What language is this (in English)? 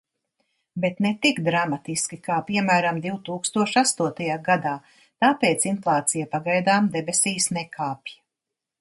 Latvian